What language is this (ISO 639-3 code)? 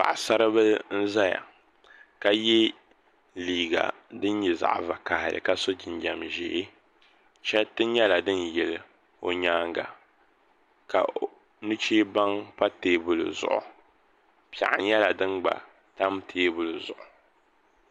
dag